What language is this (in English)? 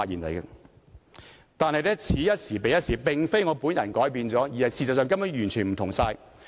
Cantonese